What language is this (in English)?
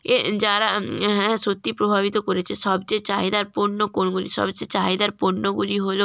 Bangla